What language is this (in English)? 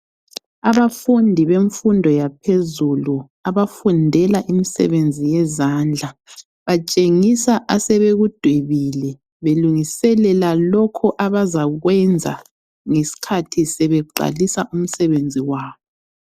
North Ndebele